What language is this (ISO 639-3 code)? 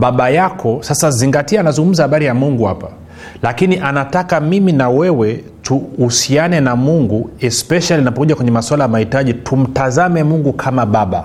swa